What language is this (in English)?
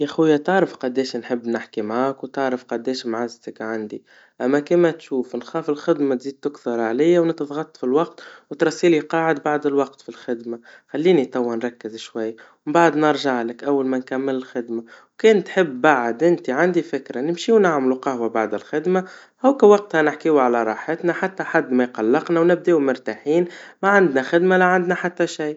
Tunisian Arabic